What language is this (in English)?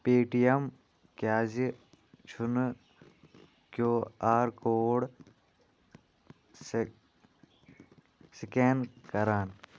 Kashmiri